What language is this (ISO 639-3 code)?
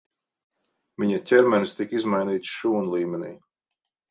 lav